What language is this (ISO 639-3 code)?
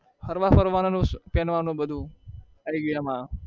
guj